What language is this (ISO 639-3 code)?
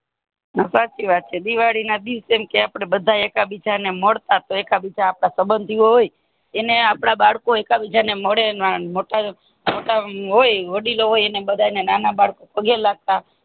guj